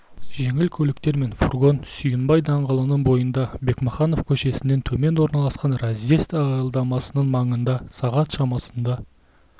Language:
Kazakh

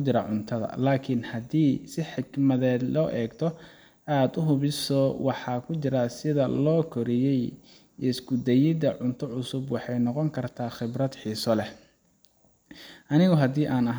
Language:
Somali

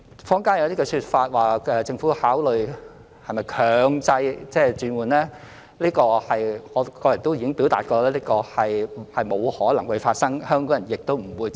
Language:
Cantonese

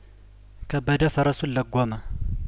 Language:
Amharic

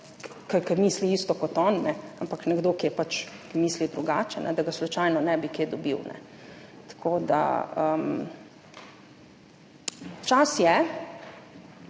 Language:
Slovenian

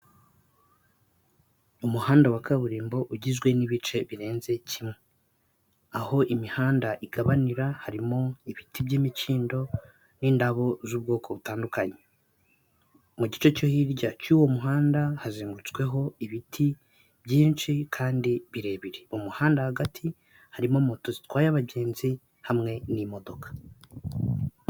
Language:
Kinyarwanda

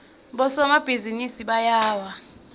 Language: Swati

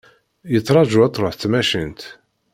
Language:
Kabyle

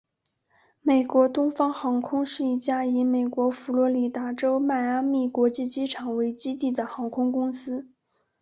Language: Chinese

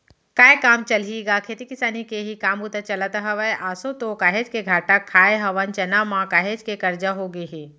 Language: Chhattisgarhi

